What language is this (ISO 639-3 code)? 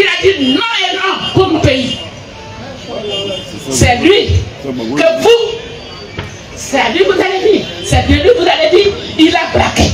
fra